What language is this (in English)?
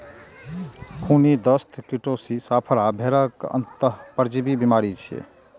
Maithili